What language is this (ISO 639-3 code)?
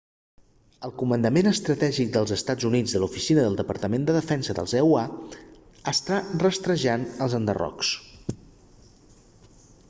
cat